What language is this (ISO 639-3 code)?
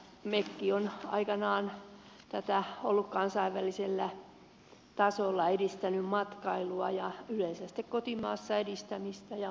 fin